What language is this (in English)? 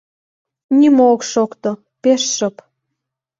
Mari